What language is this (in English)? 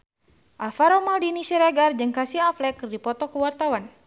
Sundanese